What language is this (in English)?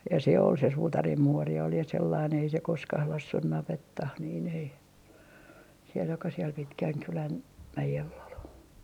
Finnish